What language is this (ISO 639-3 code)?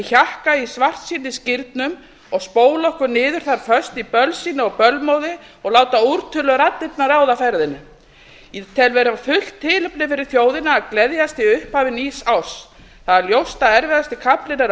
isl